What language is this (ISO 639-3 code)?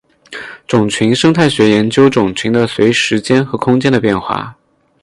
zho